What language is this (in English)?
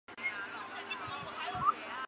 Chinese